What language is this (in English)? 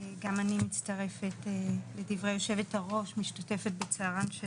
Hebrew